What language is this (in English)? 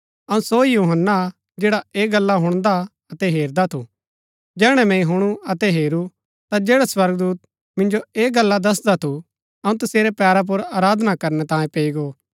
Gaddi